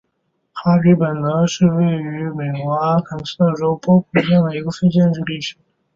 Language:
Chinese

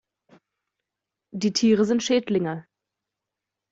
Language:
German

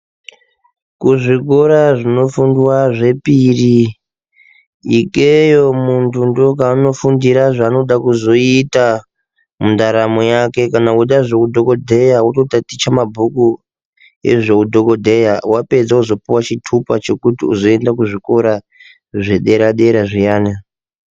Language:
Ndau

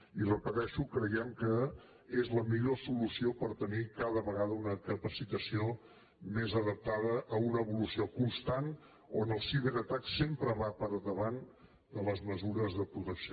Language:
Catalan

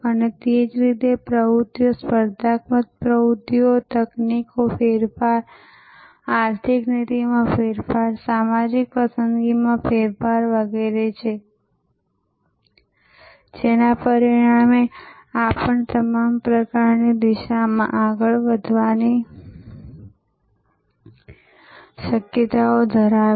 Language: Gujarati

